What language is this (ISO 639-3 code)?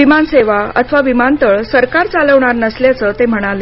mar